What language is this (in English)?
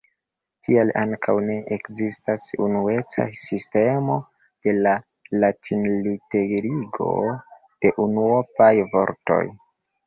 Esperanto